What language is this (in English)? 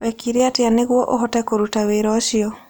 Kikuyu